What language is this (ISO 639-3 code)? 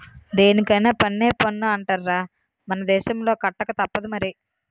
tel